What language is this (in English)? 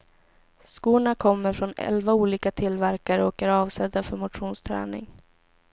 Swedish